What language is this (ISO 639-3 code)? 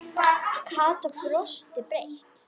isl